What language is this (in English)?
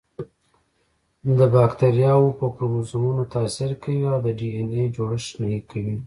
Pashto